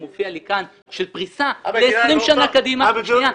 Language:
Hebrew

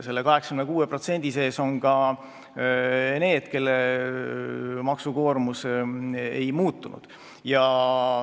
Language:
Estonian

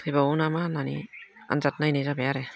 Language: Bodo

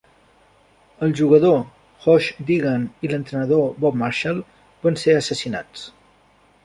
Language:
Catalan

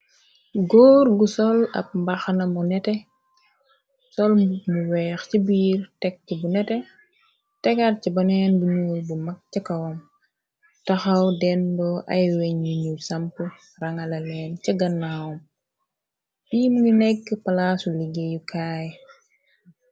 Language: Wolof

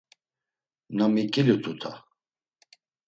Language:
Laz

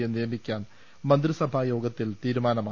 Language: Malayalam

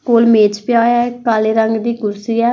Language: Punjabi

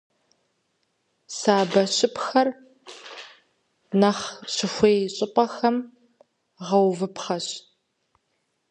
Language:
Kabardian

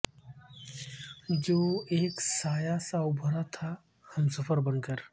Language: Urdu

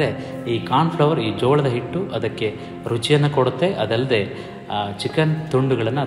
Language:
Kannada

